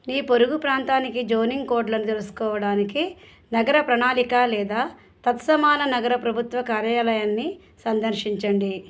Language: Telugu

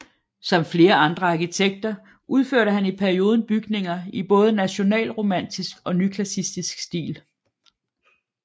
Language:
Danish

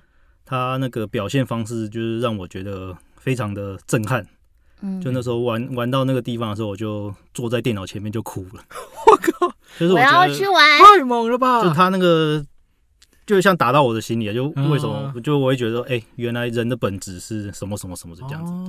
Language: Chinese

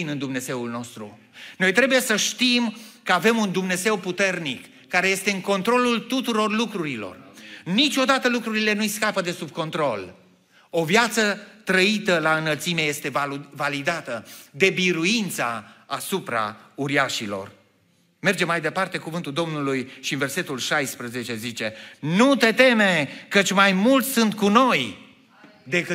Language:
Romanian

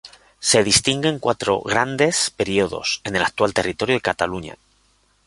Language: Spanish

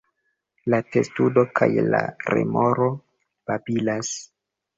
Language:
Esperanto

